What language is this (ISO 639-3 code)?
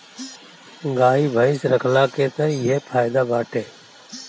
bho